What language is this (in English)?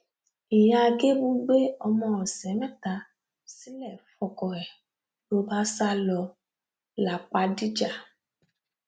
Yoruba